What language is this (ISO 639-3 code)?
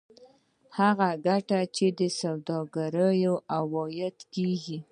pus